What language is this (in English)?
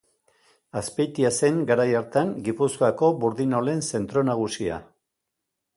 Basque